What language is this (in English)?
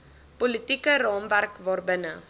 Afrikaans